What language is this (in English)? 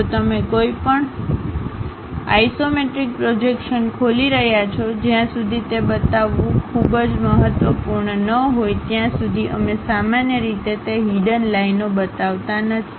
Gujarati